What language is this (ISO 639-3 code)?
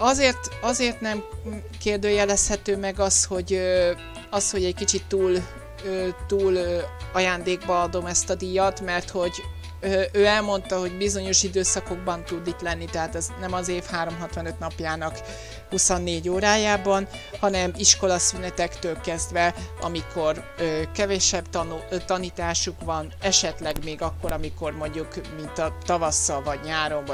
hun